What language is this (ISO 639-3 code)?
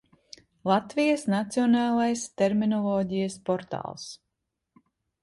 lav